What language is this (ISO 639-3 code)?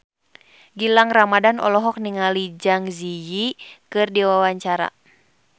sun